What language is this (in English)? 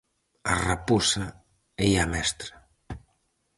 Galician